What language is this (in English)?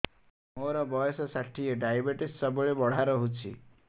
Odia